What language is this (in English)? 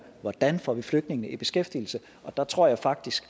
Danish